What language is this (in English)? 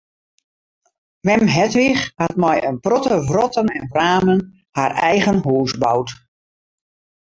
Western Frisian